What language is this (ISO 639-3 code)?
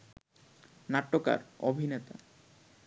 ben